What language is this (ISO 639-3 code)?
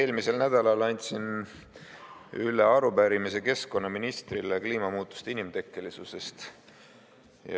est